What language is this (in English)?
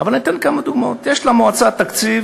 Hebrew